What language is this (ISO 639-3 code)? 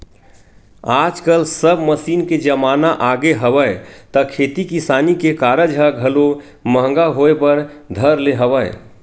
hne